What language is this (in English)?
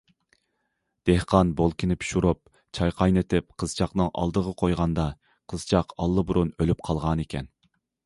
Uyghur